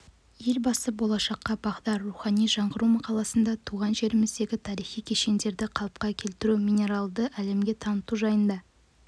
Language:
Kazakh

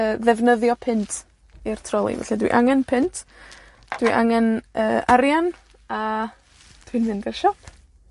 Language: Welsh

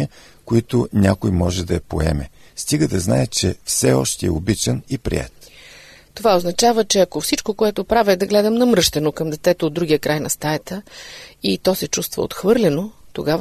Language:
Bulgarian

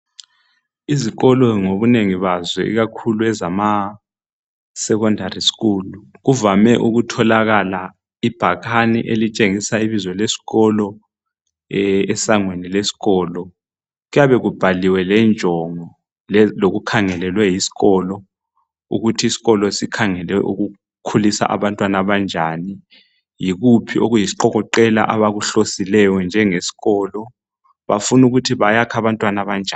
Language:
North Ndebele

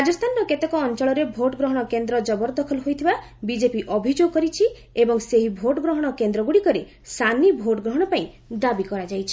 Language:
Odia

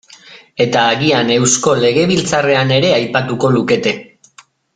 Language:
Basque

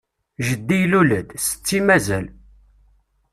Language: Kabyle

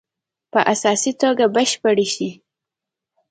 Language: Pashto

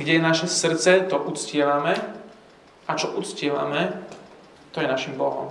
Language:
Slovak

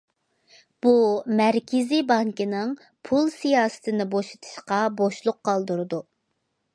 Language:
Uyghur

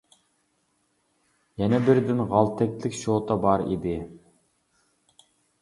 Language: Uyghur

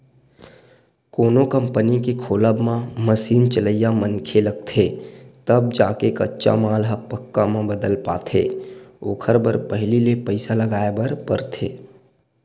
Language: Chhattisgarhi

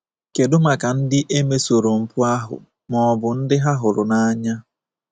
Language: Igbo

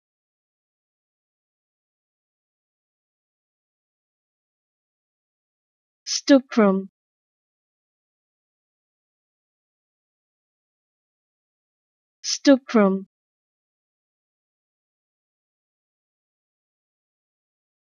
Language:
Spanish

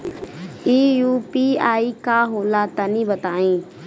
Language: Bhojpuri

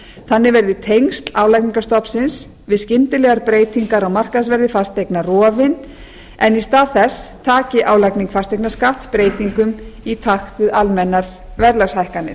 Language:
Icelandic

